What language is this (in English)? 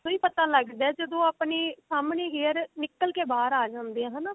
Punjabi